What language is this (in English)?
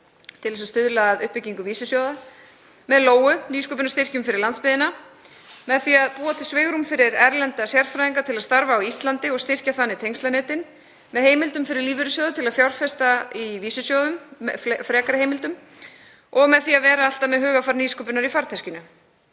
Icelandic